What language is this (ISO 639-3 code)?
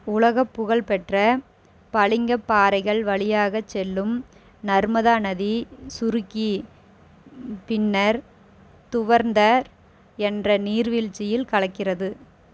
tam